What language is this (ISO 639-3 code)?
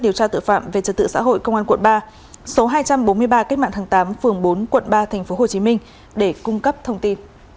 vie